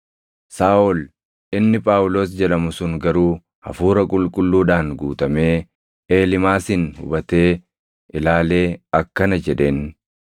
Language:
Oromo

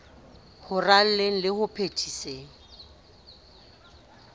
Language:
Southern Sotho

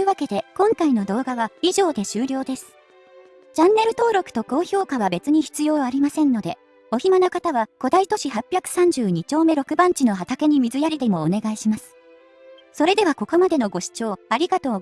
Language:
Japanese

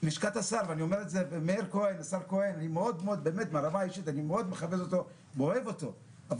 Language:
Hebrew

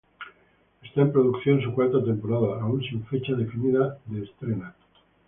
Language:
Spanish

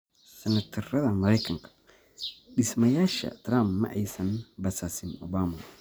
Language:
Somali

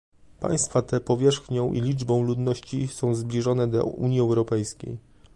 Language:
Polish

